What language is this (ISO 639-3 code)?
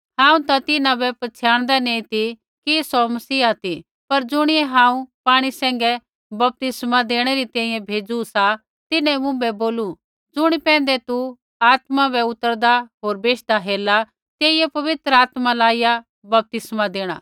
kfx